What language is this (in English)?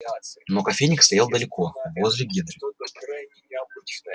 Russian